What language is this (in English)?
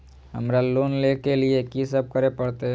Maithili